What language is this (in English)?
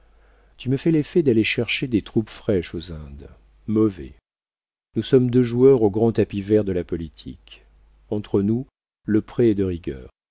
French